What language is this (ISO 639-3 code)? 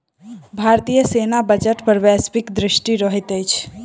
mai